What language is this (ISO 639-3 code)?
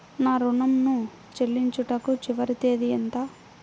tel